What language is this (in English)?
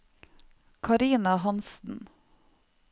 Norwegian